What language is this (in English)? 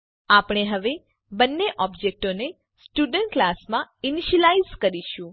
Gujarati